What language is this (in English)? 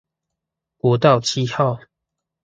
Chinese